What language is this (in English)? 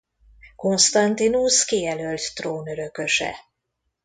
Hungarian